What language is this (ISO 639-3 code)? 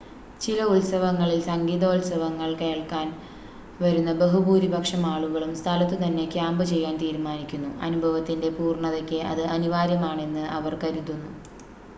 mal